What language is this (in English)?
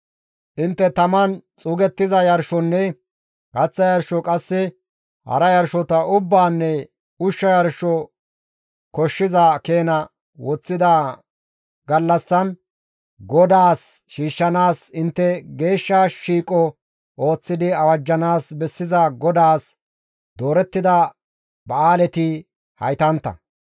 Gamo